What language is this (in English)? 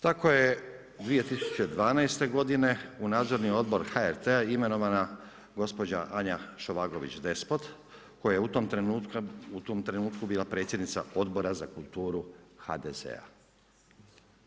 Croatian